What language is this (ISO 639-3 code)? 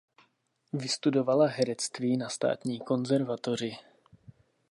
ces